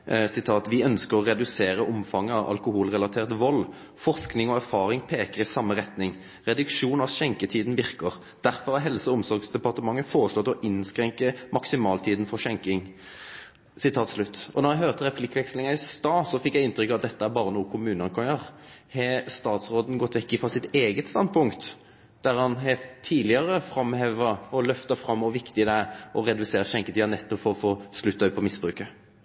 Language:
Norwegian Nynorsk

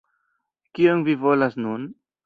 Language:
Esperanto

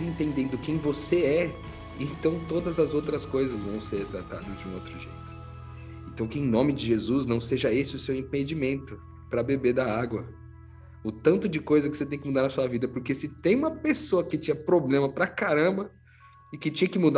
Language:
Portuguese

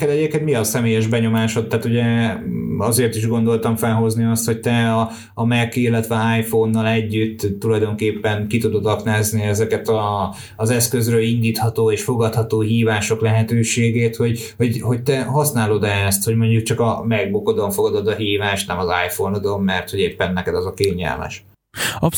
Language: Hungarian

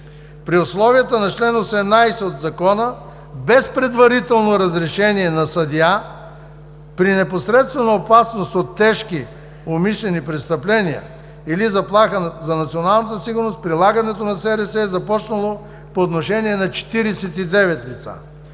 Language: Bulgarian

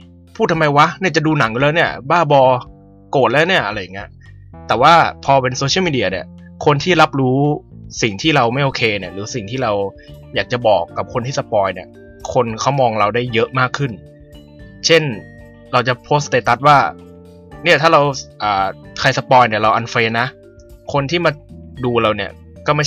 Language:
Thai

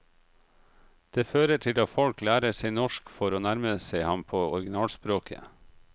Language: Norwegian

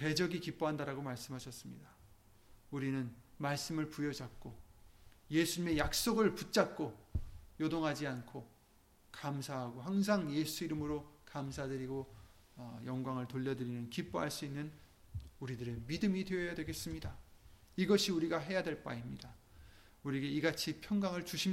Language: Korean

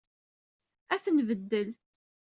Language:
Kabyle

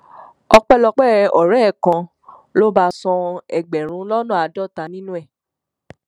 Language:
Yoruba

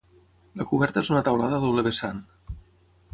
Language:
Catalan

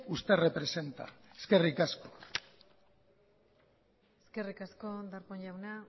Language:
Basque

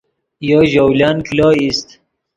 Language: Yidgha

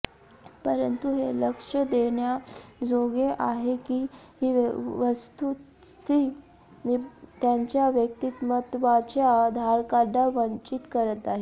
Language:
Marathi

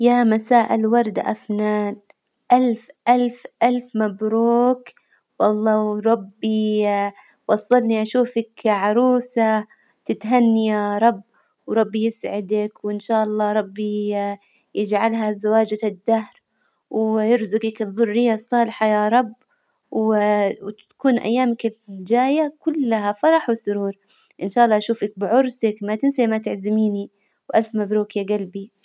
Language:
Hijazi Arabic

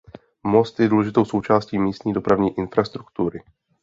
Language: Czech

